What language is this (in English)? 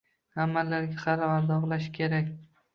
Uzbek